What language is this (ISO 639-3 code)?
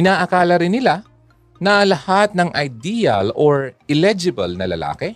fil